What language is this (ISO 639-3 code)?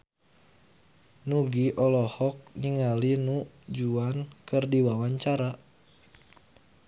sun